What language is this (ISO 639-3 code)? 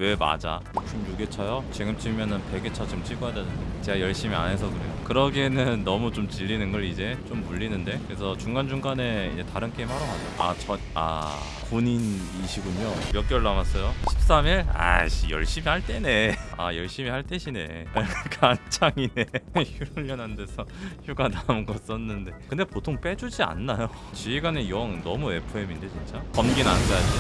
kor